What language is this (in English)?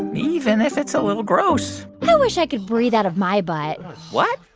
English